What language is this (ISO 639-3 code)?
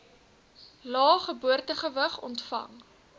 afr